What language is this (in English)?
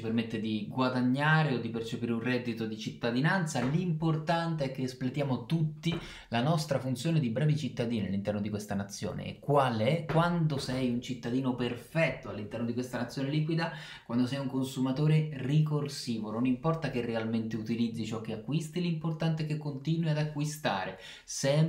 Italian